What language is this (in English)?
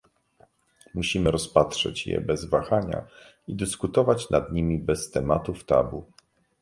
Polish